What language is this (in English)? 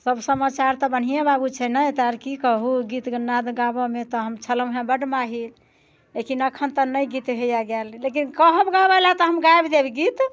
Maithili